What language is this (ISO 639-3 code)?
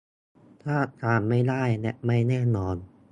tha